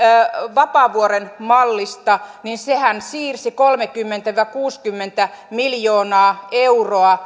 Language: Finnish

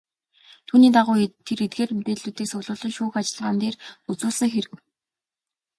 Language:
Mongolian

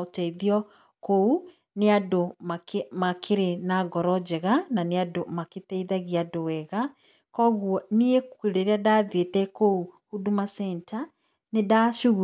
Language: Kikuyu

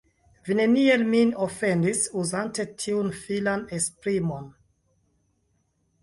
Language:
Esperanto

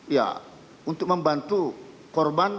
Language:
Indonesian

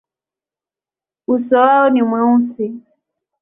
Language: Swahili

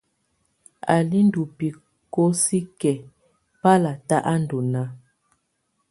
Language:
Tunen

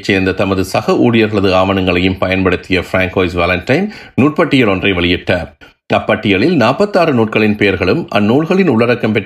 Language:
Tamil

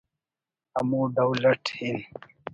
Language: Brahui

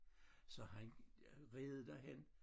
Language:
Danish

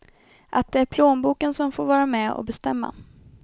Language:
Swedish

